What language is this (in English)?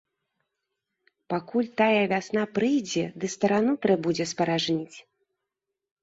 Belarusian